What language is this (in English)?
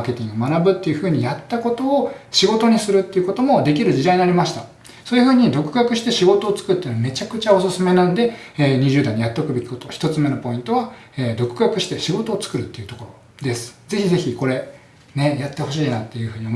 Japanese